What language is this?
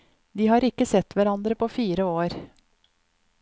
Norwegian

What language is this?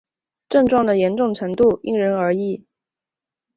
Chinese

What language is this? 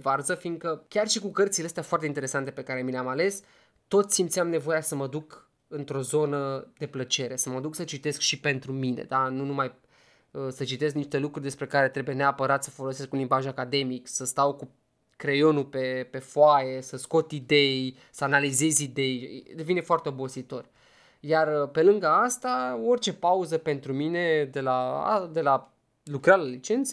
Romanian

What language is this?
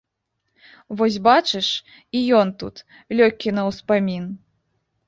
Belarusian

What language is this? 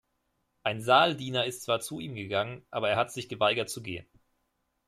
German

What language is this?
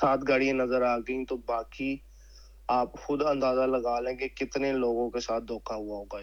Urdu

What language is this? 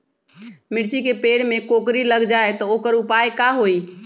Magahi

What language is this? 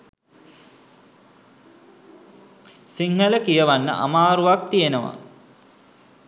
Sinhala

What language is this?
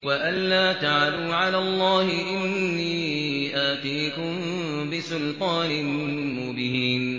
Arabic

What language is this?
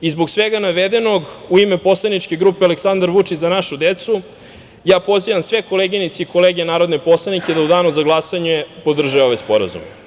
Serbian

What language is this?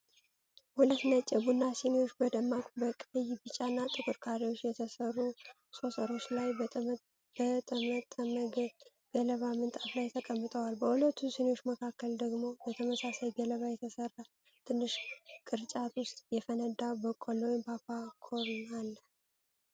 Amharic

